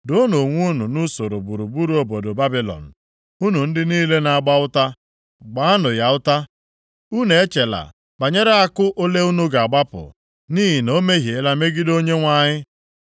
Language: Igbo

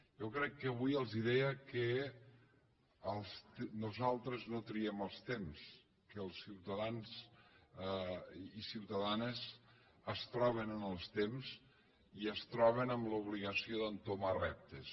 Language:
Catalan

